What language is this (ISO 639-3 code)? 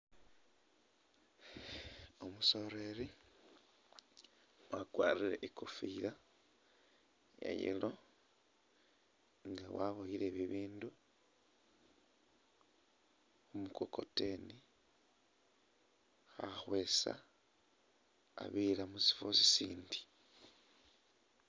myx